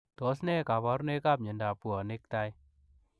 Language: Kalenjin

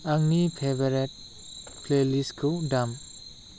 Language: Bodo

